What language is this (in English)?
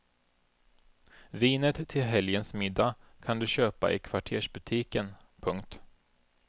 Swedish